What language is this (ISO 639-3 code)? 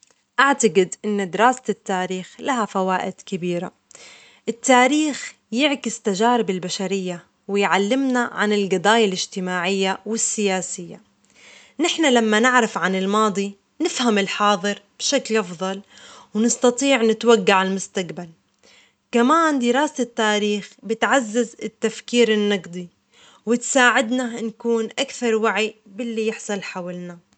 acx